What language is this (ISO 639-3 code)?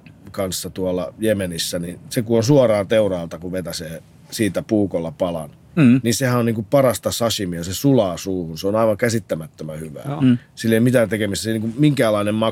fin